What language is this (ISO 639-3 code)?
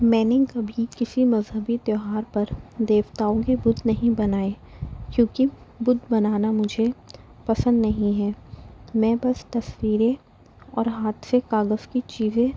urd